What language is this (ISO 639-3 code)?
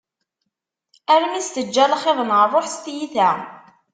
kab